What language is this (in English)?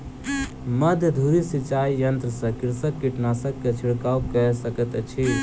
Maithili